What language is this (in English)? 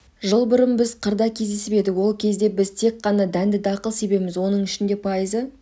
Kazakh